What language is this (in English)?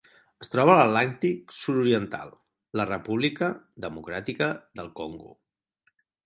Catalan